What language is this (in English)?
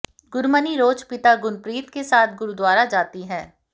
Hindi